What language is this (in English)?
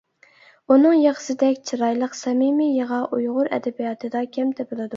Uyghur